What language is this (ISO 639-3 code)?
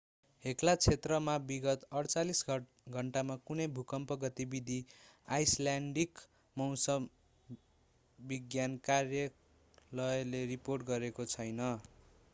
nep